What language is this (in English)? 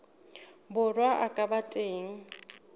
Southern Sotho